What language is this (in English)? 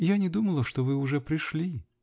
Russian